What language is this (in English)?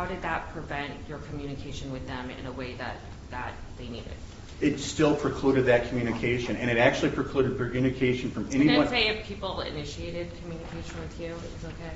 English